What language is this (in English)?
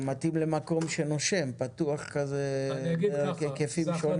Hebrew